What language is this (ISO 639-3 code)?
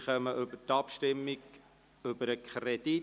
gsw